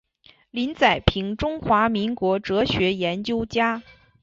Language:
Chinese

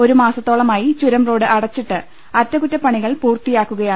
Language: Malayalam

